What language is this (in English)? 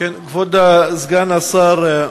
Hebrew